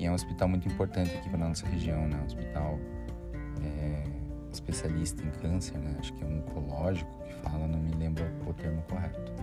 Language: Portuguese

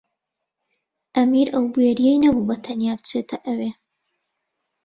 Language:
Central Kurdish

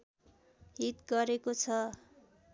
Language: Nepali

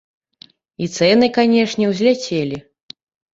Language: Belarusian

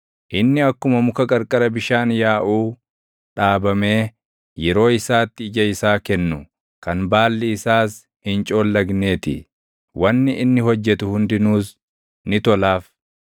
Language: Oromo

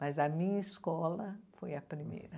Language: Portuguese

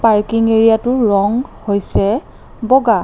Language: Assamese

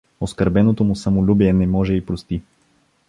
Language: Bulgarian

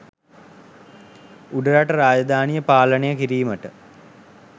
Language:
Sinhala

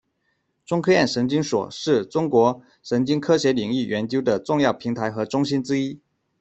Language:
Chinese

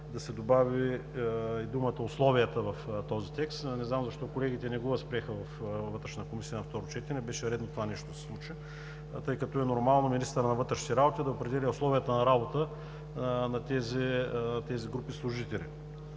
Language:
Bulgarian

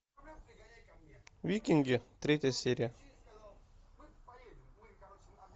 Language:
Russian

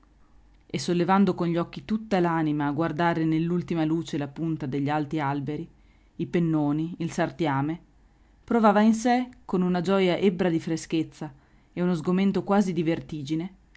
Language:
Italian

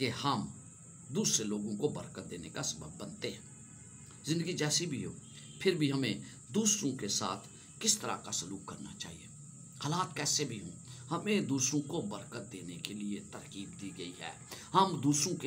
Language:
Hindi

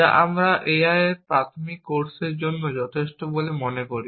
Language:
Bangla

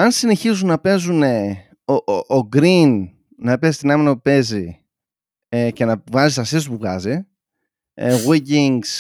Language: Greek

